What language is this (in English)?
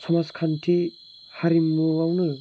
Bodo